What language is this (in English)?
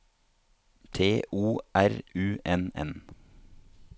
Norwegian